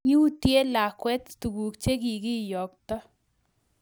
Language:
Kalenjin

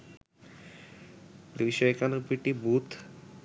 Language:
Bangla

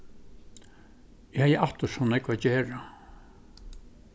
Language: Faroese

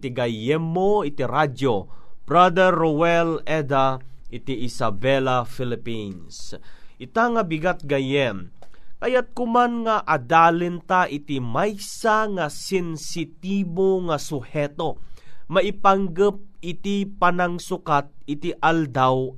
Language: Filipino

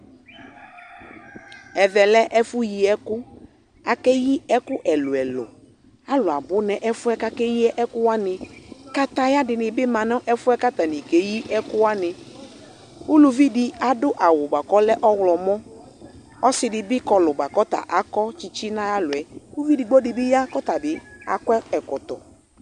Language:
Ikposo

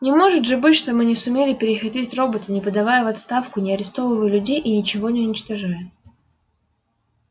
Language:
Russian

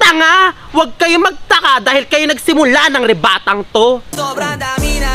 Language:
Filipino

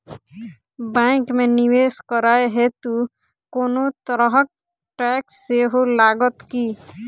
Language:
Maithili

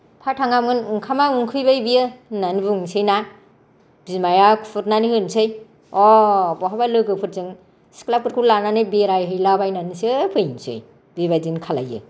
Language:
Bodo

